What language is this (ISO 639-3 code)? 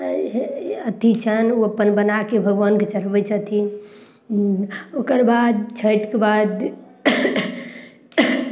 mai